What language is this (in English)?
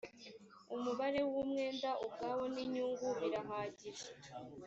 Kinyarwanda